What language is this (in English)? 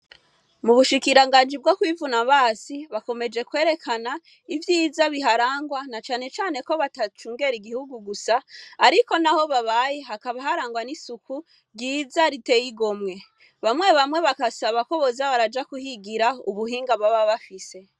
Rundi